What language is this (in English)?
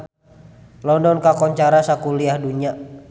Sundanese